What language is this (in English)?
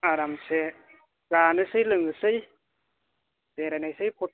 Bodo